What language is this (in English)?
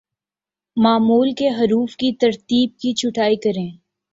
Urdu